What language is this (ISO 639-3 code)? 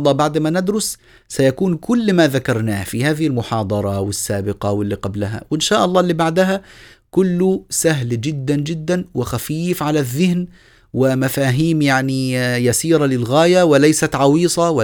ara